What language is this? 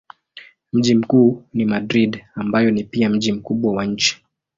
Swahili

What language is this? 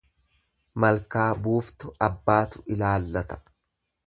Oromo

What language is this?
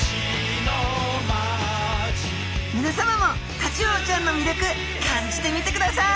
Japanese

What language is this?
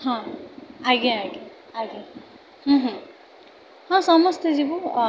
Odia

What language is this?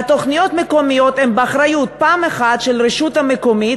Hebrew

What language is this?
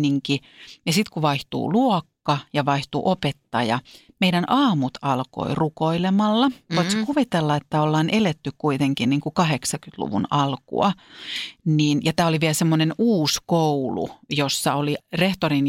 Finnish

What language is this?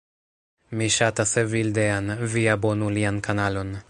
Esperanto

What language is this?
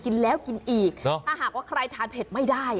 Thai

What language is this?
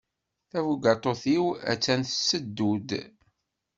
Kabyle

